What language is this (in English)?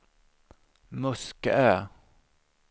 Swedish